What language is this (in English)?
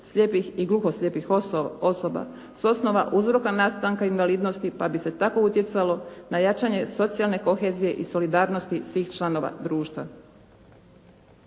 Croatian